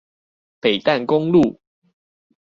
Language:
Chinese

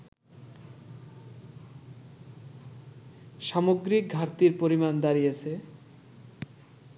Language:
Bangla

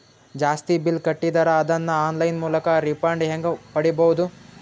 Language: Kannada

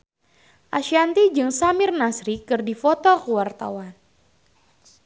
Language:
Sundanese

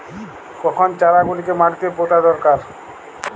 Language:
Bangla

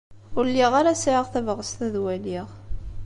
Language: Kabyle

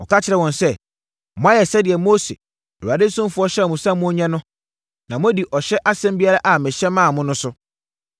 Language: Akan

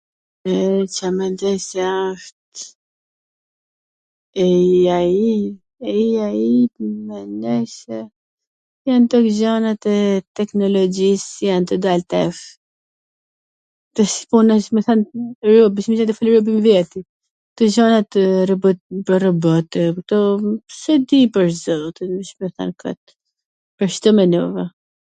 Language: Gheg Albanian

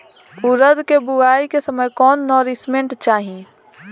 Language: Bhojpuri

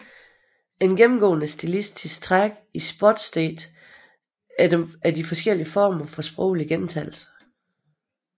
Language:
Danish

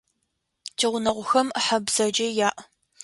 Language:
Adyghe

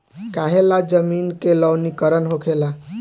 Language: Bhojpuri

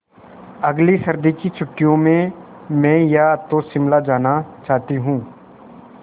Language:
Hindi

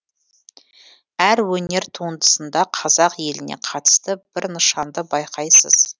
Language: Kazakh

